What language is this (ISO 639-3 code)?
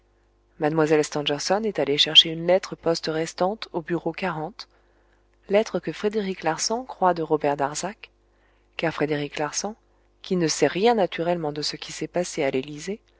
fra